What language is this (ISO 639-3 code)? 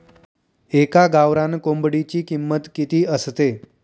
mar